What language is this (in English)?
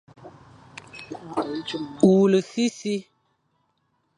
Fang